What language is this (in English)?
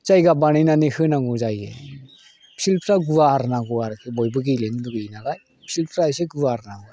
Bodo